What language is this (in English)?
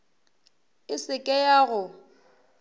Northern Sotho